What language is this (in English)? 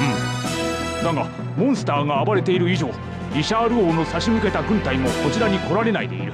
Japanese